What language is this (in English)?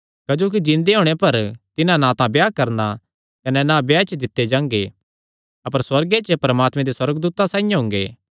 Kangri